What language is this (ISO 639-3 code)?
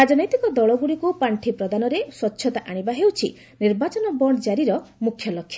ori